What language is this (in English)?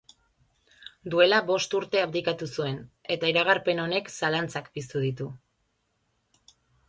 Basque